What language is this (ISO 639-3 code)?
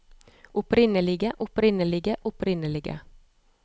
nor